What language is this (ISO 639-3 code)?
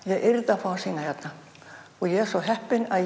isl